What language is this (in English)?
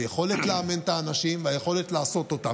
Hebrew